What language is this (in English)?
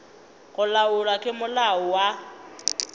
Northern Sotho